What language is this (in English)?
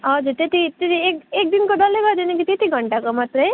Nepali